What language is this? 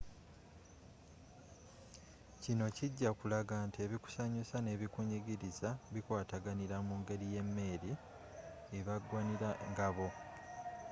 Ganda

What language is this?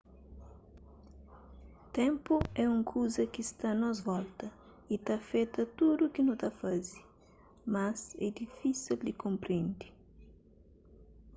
Kabuverdianu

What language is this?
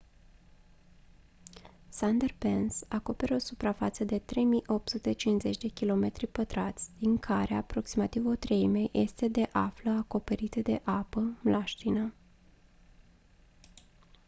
Romanian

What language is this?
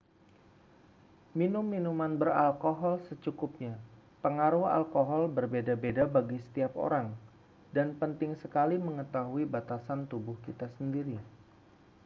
Indonesian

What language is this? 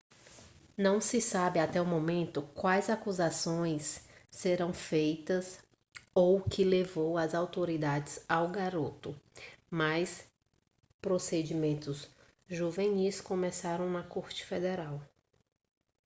Portuguese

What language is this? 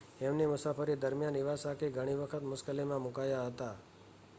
Gujarati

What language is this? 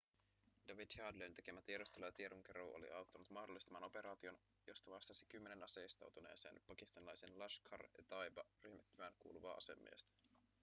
Finnish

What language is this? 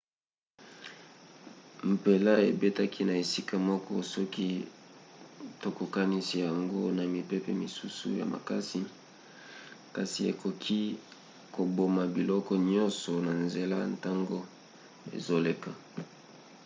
Lingala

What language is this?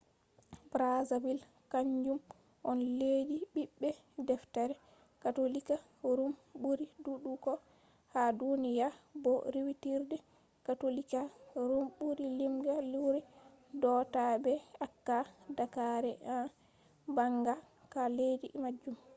Fula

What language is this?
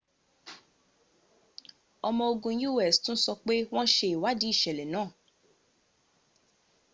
Yoruba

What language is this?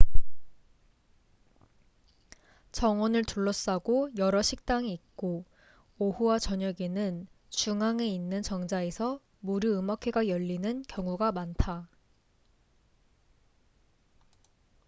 Korean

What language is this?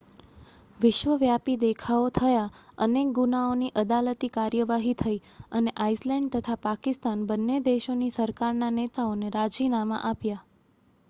Gujarati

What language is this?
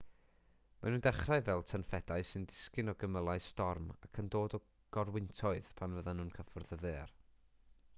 Welsh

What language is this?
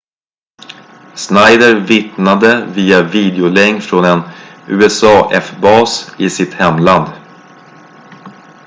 Swedish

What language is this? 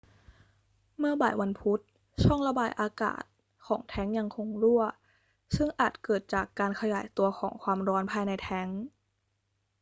Thai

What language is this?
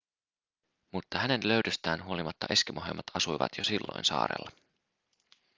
Finnish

